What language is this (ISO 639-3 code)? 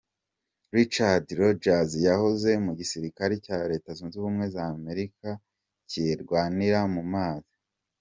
kin